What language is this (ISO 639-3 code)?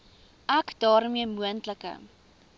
afr